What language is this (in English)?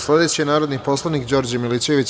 Serbian